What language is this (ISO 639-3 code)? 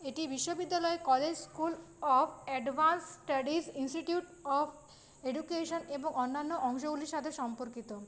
ben